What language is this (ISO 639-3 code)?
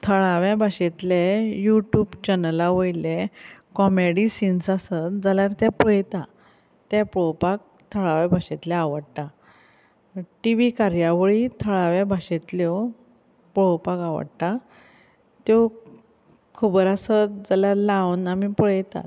kok